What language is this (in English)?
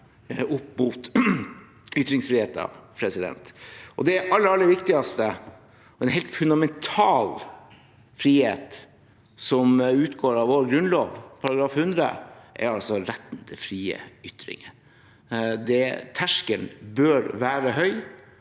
Norwegian